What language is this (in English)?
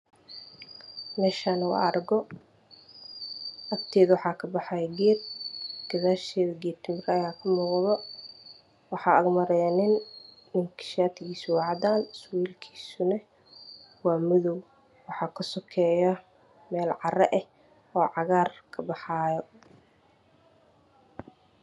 Somali